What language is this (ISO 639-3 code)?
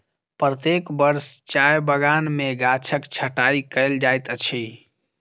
mai